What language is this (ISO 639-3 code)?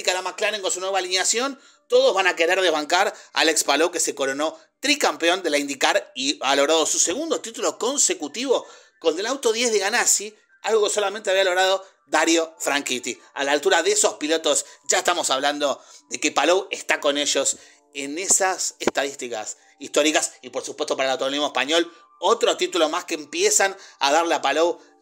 spa